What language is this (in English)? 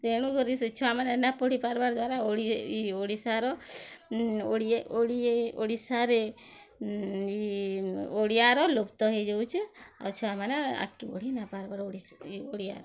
Odia